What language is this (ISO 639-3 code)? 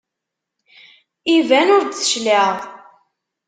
kab